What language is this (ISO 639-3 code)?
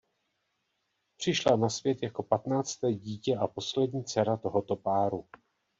ces